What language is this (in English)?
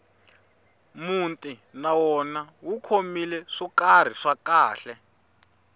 Tsonga